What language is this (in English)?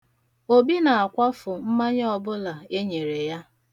Igbo